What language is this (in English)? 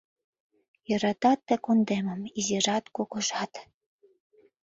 Mari